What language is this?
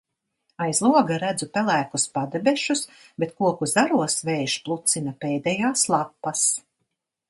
Latvian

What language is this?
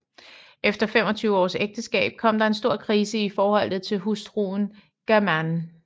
Danish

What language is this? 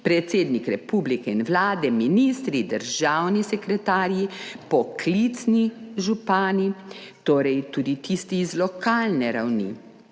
Slovenian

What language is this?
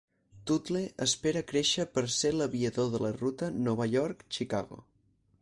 Catalan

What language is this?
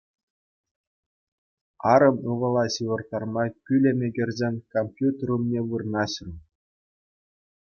Chuvash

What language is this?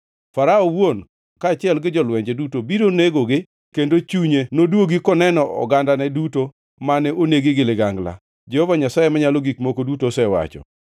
Luo (Kenya and Tanzania)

